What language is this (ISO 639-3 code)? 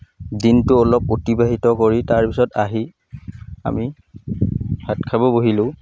asm